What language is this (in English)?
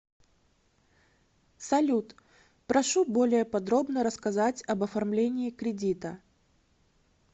Russian